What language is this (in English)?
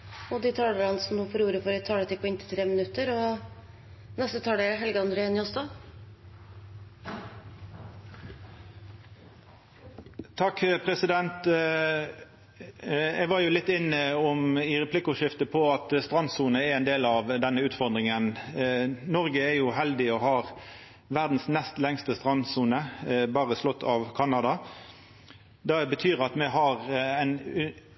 Norwegian